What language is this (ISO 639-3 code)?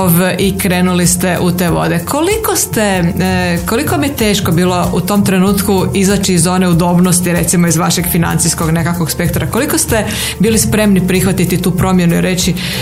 hrv